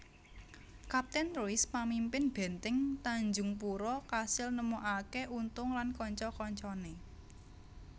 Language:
Javanese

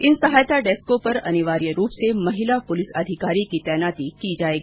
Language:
Hindi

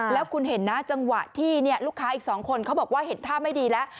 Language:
Thai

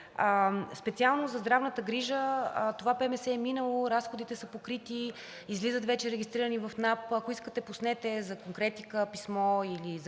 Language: Bulgarian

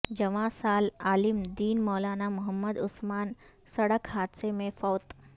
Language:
Urdu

